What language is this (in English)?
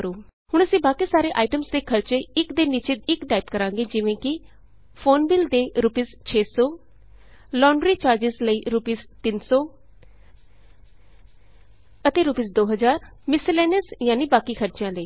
Punjabi